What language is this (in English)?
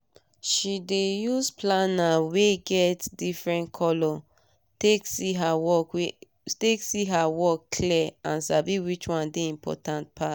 Nigerian Pidgin